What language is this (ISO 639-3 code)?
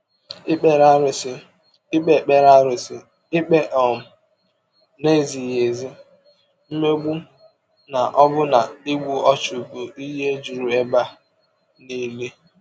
ibo